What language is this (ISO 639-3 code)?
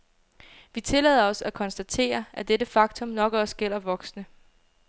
dan